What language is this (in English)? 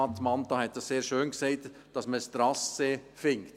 Swiss German